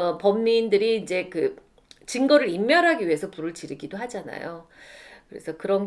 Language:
Korean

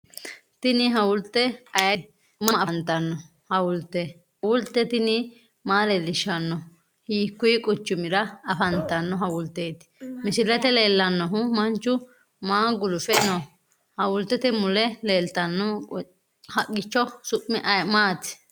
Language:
Sidamo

